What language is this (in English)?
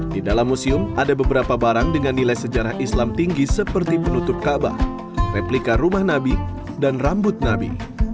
Indonesian